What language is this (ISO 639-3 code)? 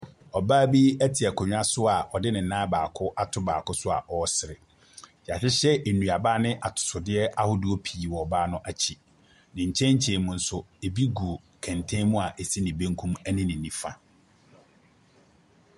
aka